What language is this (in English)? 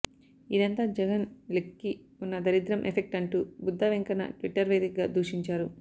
Telugu